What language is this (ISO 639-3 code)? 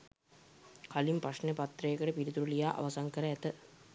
sin